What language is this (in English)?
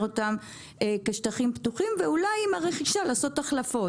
Hebrew